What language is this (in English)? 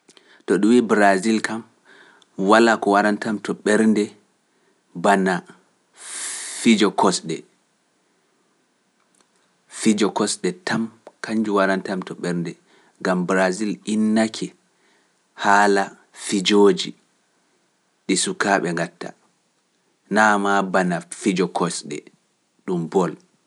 Pular